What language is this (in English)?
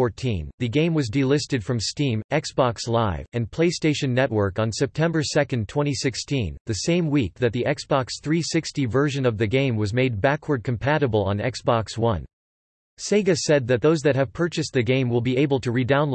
English